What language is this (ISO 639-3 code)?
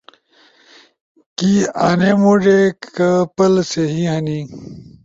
ush